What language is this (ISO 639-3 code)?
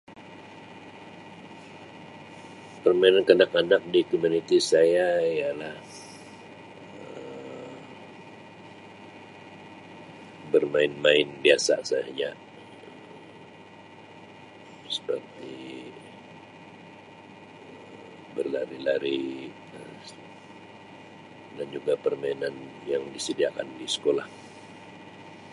msi